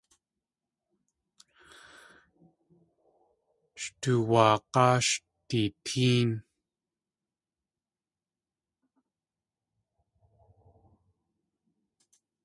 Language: Tlingit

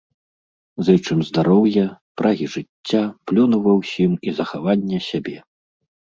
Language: Belarusian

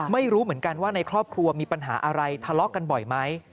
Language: Thai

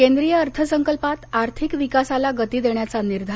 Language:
Marathi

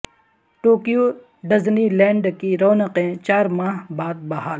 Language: Urdu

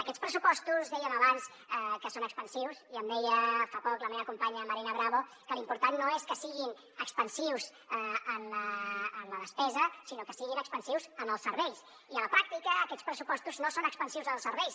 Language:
Catalan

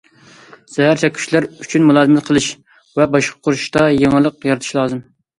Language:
Uyghur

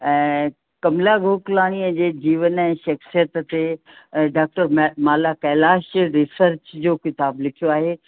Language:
Sindhi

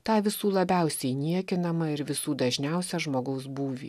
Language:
Lithuanian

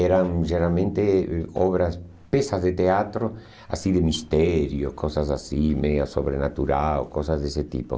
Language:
Portuguese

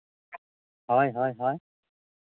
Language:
Santali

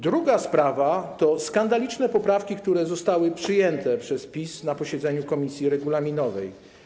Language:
Polish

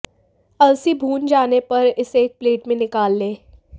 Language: Hindi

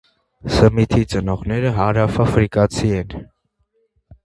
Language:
Armenian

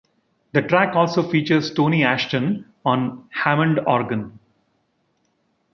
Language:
English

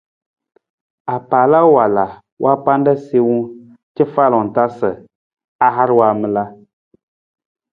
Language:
Nawdm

